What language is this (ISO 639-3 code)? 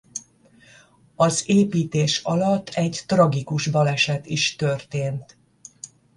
hun